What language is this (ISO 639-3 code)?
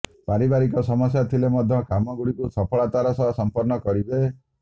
ori